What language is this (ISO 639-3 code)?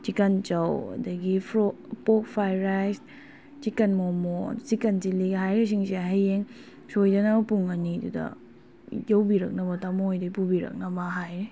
mni